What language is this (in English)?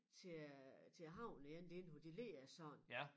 Danish